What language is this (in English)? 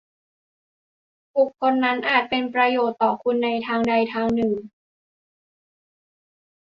Thai